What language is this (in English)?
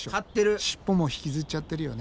Japanese